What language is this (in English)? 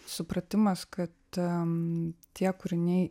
Lithuanian